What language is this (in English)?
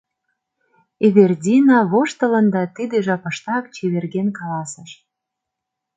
Mari